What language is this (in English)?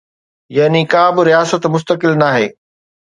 Sindhi